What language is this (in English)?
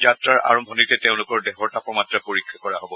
Assamese